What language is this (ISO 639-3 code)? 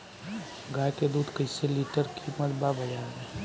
bho